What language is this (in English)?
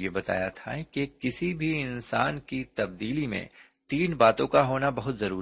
Urdu